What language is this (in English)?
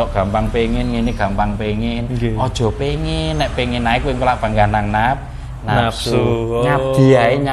Indonesian